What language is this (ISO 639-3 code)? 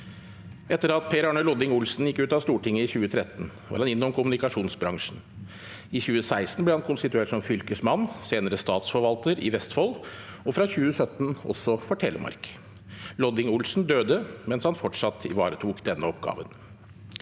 nor